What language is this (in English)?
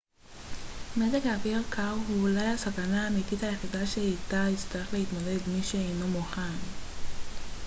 Hebrew